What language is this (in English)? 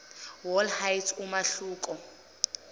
Zulu